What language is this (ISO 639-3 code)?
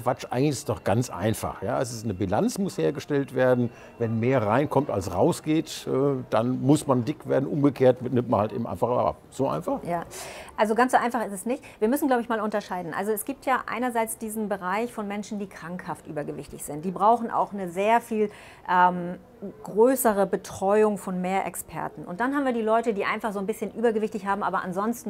deu